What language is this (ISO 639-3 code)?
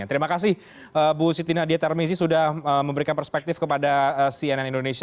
ind